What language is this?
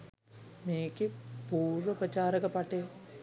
Sinhala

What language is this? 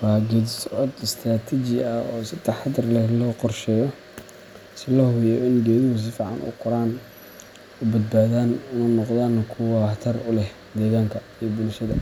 Somali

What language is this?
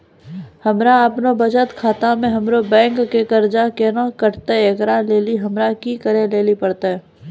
Maithili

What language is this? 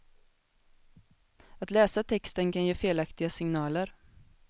Swedish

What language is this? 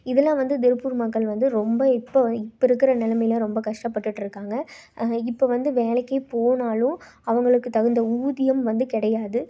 Tamil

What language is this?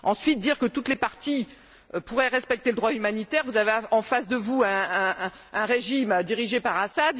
French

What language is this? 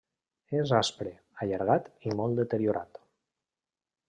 Catalan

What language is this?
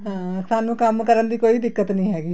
Punjabi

